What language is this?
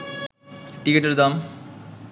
Bangla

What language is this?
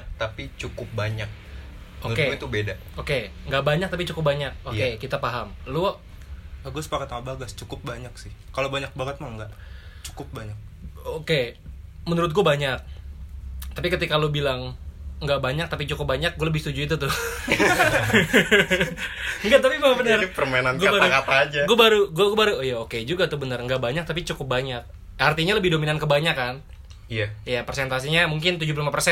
Indonesian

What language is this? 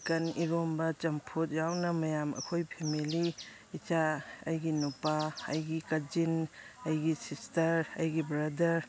Manipuri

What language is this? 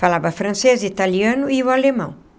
Portuguese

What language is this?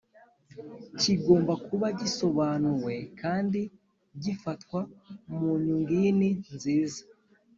Kinyarwanda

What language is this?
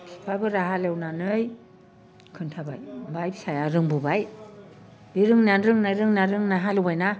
Bodo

